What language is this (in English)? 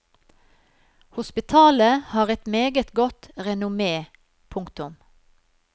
Norwegian